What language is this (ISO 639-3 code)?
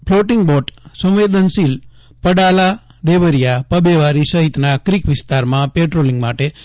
guj